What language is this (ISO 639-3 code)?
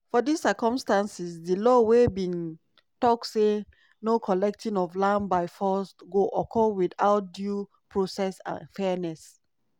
pcm